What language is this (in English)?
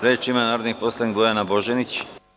Serbian